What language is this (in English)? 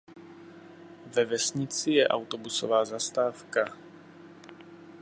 Czech